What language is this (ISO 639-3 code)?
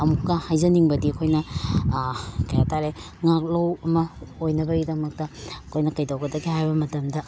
mni